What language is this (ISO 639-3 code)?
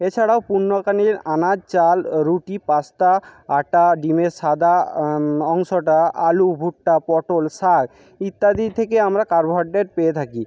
ben